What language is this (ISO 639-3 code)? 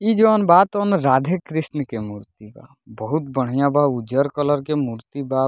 bho